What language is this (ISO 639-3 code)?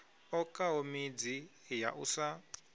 ven